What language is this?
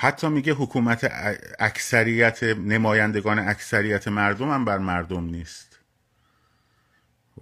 Persian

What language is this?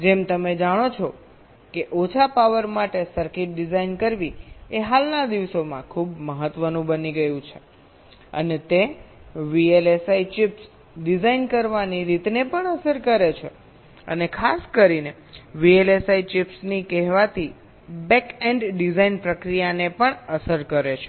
Gujarati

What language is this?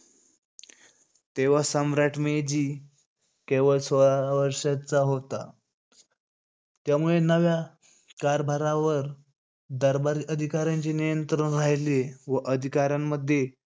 Marathi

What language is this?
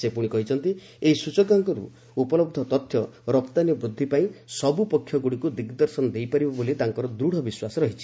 Odia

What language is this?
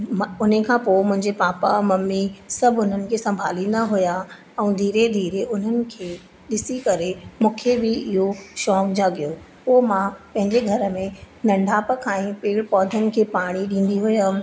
Sindhi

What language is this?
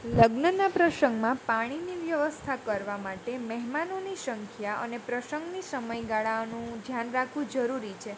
Gujarati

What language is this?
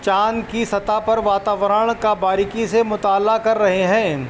Urdu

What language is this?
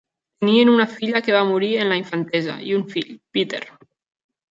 Catalan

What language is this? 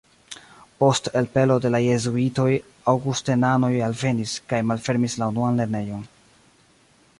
Esperanto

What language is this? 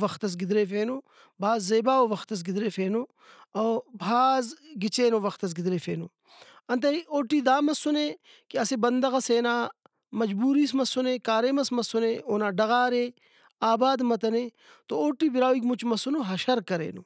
Brahui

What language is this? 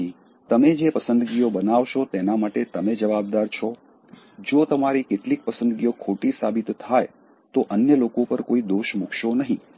Gujarati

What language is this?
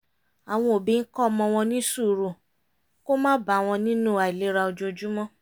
Yoruba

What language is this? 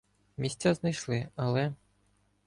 Ukrainian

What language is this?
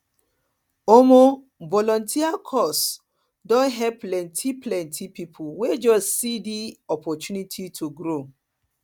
Nigerian Pidgin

